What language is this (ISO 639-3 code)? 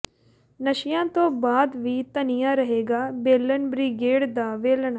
pan